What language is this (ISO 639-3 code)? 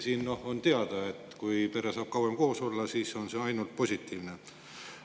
est